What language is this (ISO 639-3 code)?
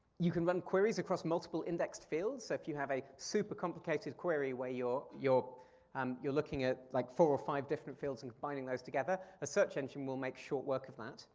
eng